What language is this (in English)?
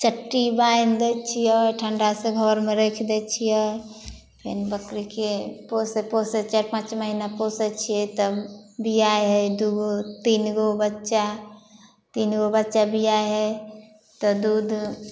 Maithili